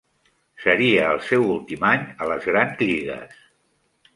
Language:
Catalan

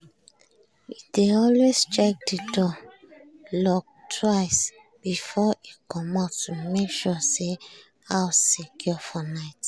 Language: Nigerian Pidgin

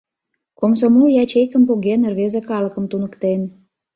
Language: Mari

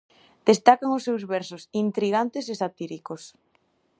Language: Galician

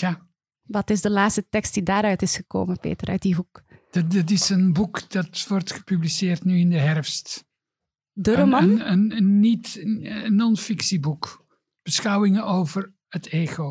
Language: Dutch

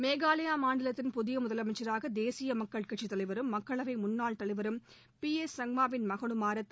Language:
Tamil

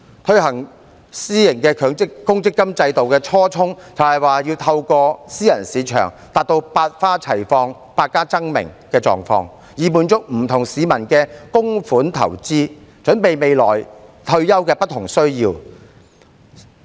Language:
Cantonese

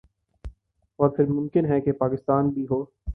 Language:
Urdu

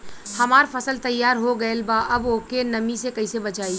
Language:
Bhojpuri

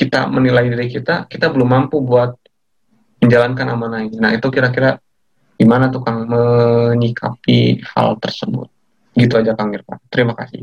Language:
Indonesian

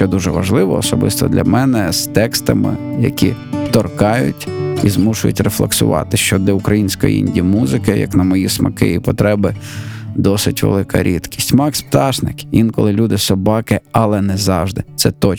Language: Ukrainian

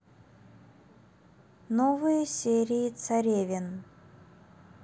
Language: Russian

